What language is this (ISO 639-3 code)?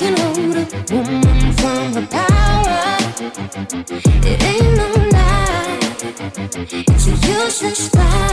pol